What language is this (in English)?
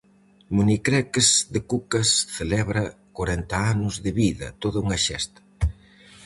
Galician